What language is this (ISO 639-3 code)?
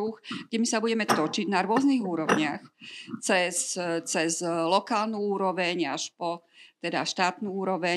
slk